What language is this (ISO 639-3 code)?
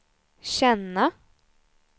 swe